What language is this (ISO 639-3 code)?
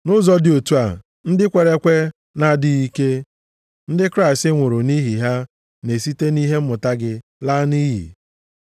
ibo